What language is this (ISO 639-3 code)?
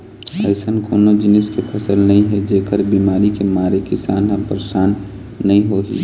hne